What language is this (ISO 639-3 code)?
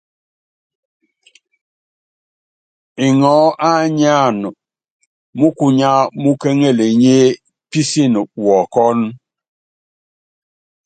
yav